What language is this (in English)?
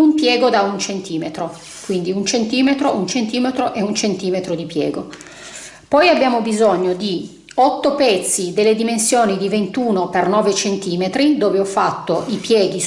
Italian